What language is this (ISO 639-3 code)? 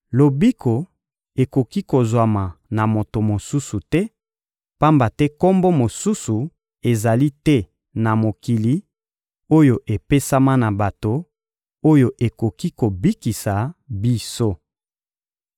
lin